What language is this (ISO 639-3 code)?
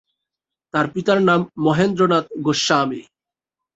ben